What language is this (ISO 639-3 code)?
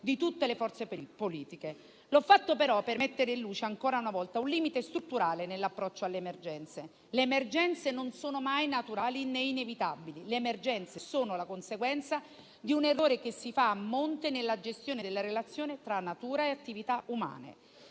ita